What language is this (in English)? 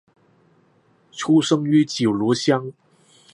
Chinese